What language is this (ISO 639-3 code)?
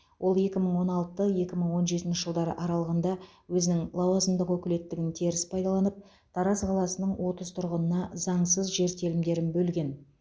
kaz